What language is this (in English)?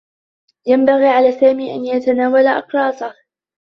Arabic